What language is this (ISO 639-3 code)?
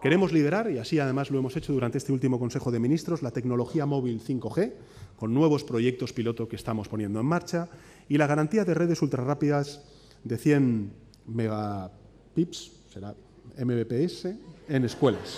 spa